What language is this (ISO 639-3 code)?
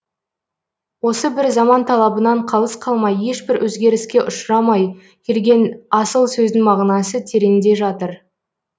kaz